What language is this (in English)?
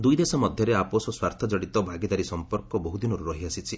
Odia